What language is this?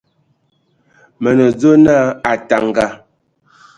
Ewondo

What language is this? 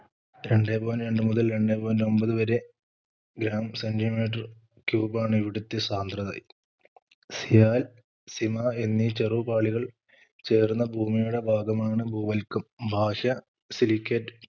Malayalam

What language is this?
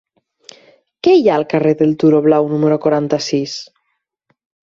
Catalan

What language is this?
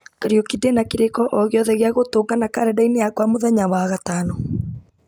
Kikuyu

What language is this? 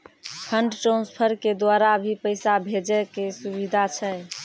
Maithili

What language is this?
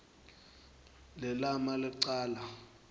Swati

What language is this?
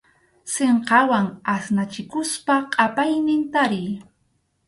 Arequipa-La Unión Quechua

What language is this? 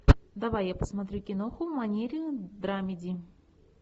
Russian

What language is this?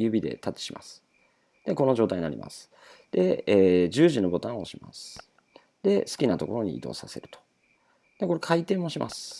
Japanese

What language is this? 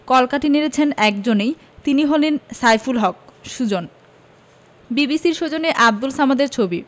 Bangla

